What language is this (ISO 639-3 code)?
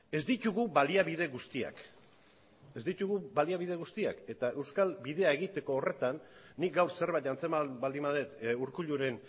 eus